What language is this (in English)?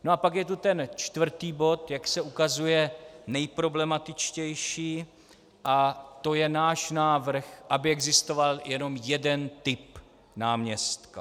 Czech